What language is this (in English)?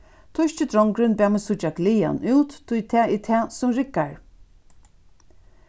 Faroese